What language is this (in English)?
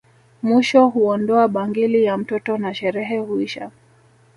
Swahili